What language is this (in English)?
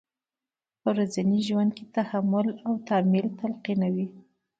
Pashto